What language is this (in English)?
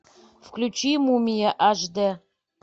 Russian